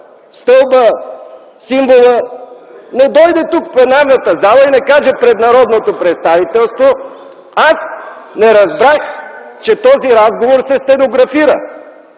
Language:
Bulgarian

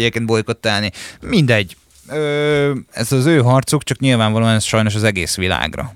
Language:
Hungarian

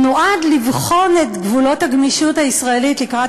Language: Hebrew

